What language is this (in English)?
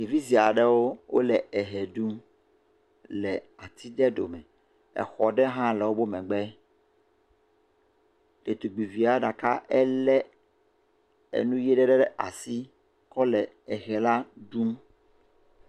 Ewe